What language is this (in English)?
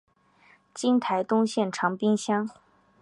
Chinese